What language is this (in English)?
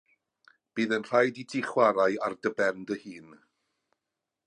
Welsh